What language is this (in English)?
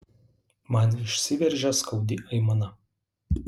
Lithuanian